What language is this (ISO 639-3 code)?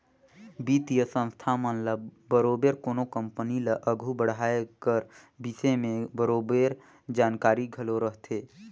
hne